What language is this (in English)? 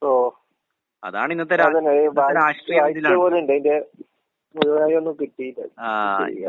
Malayalam